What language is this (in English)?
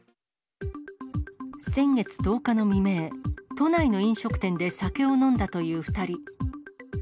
Japanese